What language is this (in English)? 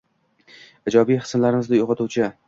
Uzbek